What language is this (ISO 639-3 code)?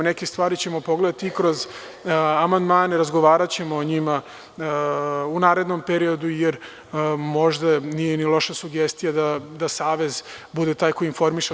srp